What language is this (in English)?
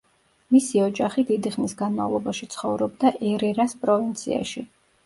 Georgian